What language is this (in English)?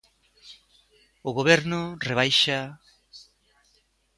Galician